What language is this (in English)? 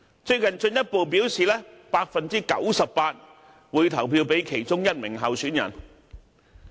Cantonese